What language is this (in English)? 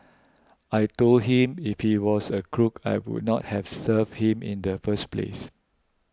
English